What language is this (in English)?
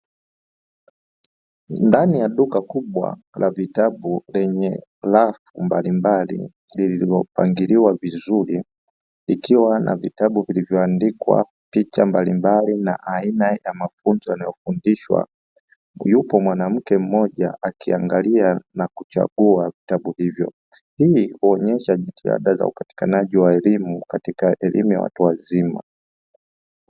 Swahili